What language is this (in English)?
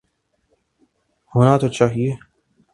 Urdu